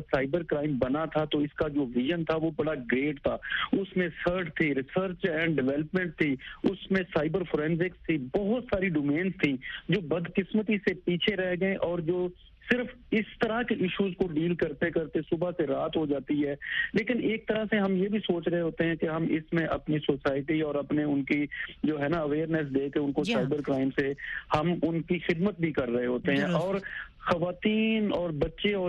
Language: Urdu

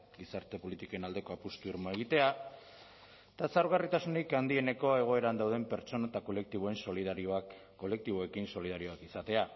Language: Basque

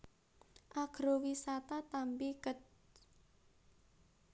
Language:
Javanese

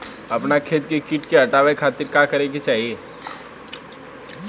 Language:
Bhojpuri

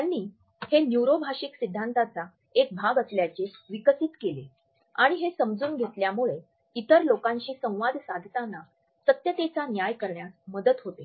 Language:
Marathi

